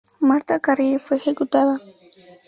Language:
Spanish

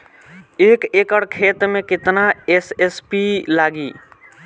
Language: Bhojpuri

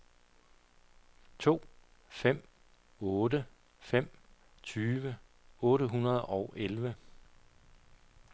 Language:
Danish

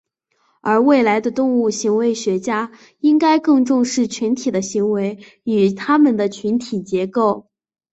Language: Chinese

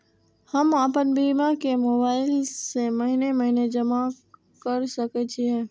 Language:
Maithili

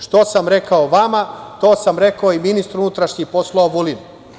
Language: Serbian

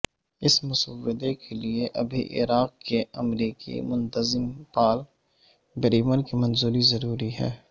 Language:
Urdu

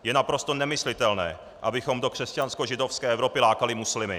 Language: Czech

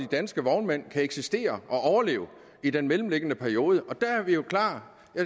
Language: Danish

